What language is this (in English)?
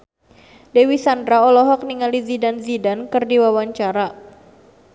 Sundanese